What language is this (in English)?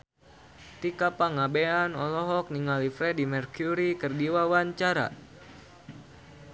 Sundanese